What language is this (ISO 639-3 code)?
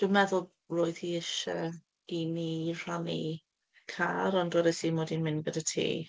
cym